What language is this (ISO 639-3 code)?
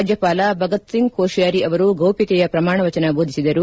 kan